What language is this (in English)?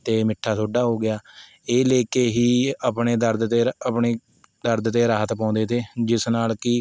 Punjabi